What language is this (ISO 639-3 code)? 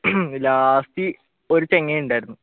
mal